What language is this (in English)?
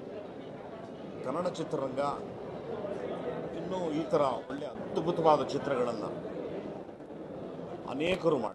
Hindi